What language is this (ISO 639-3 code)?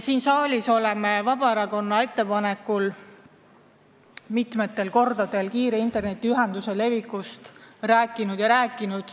est